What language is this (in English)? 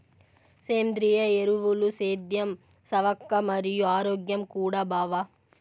Telugu